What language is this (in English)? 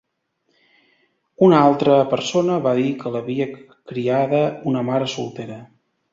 Catalan